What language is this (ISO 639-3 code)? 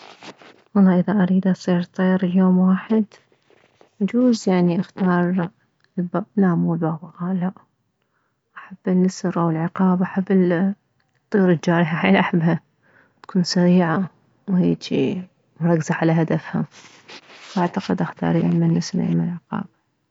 acm